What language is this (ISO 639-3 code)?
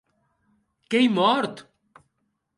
oci